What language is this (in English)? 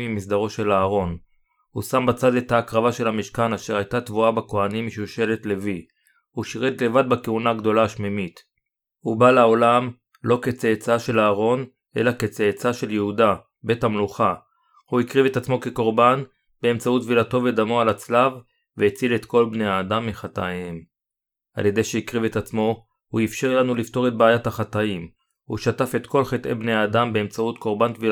Hebrew